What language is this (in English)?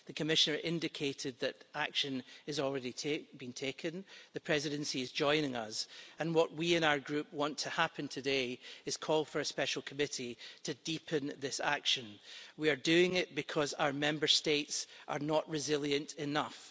English